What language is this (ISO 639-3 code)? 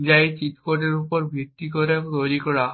ben